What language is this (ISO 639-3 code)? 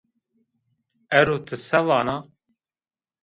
zza